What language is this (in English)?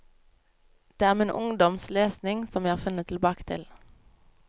Norwegian